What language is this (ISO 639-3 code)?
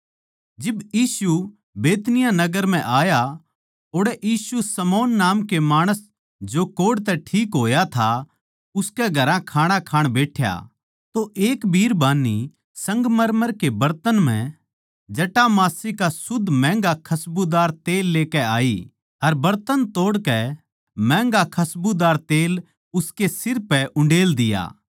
bgc